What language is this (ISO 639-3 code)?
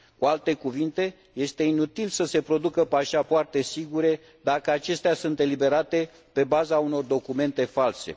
ron